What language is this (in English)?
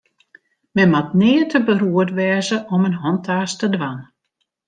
Western Frisian